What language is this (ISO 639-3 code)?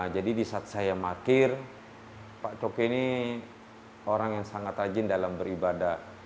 ind